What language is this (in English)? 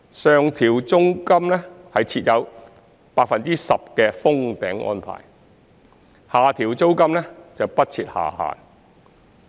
Cantonese